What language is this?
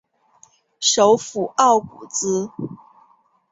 Chinese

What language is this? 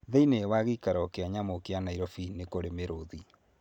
Kikuyu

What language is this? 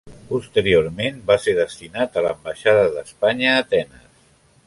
Catalan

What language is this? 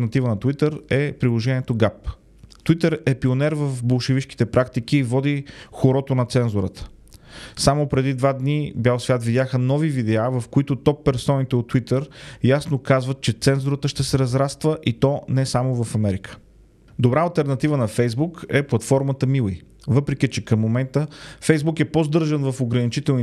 Bulgarian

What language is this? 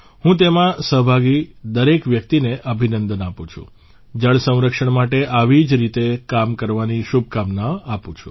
Gujarati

